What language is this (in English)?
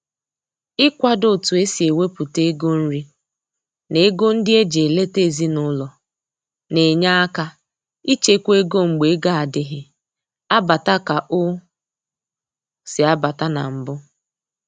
Igbo